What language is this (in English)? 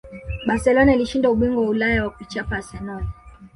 Swahili